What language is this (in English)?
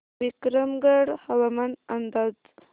Marathi